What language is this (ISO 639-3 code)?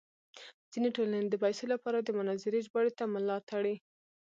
pus